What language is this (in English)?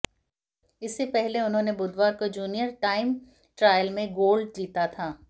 Hindi